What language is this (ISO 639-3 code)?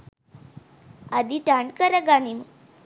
sin